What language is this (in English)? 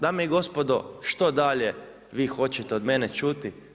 Croatian